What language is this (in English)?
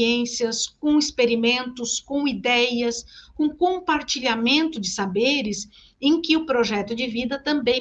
Portuguese